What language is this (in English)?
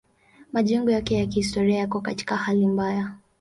Swahili